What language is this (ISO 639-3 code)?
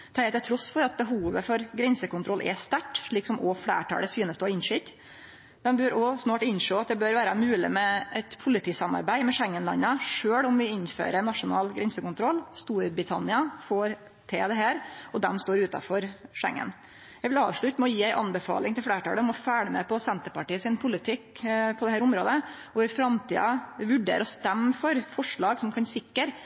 nno